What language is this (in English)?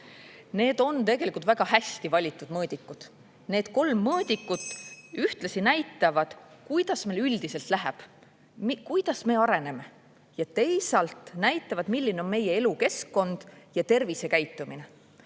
Estonian